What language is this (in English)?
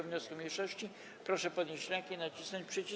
Polish